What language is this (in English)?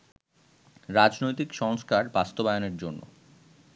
Bangla